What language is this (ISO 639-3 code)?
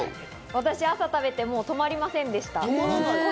jpn